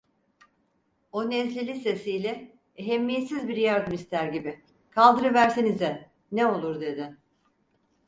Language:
Turkish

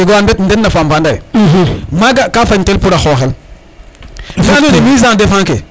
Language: Serer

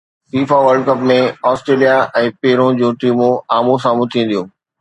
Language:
Sindhi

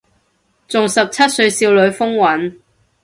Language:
Cantonese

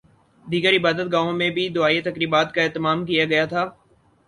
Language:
Urdu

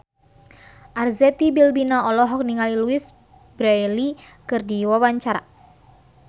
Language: Sundanese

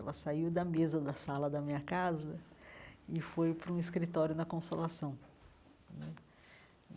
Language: Portuguese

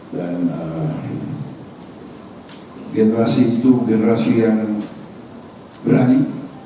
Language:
Indonesian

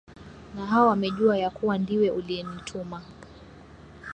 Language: Swahili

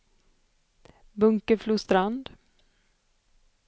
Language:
Swedish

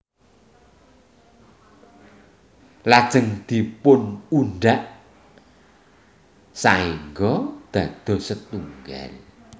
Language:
Javanese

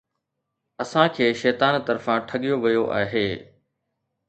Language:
Sindhi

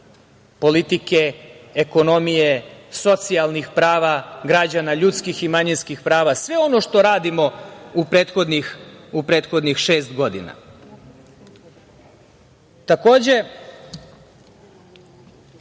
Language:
Serbian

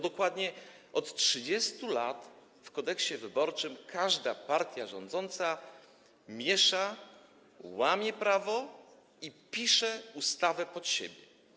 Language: Polish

